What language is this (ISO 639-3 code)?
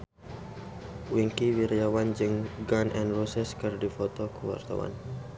sun